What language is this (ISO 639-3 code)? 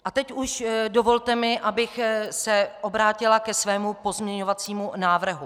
ces